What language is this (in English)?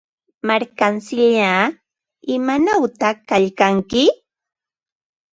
Ambo-Pasco Quechua